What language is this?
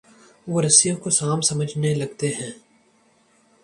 Urdu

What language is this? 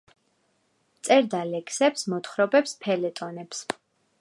Georgian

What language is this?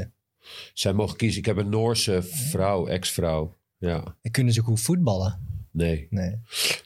Dutch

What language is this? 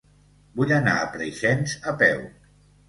Catalan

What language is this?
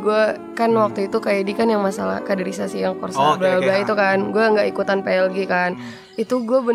Indonesian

